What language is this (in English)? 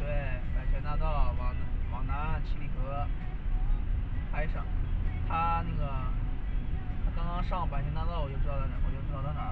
Chinese